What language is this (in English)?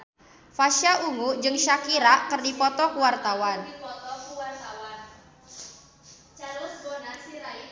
Sundanese